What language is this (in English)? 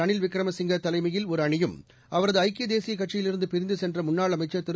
Tamil